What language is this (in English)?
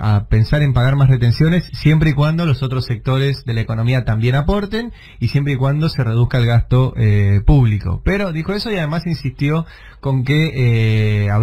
Spanish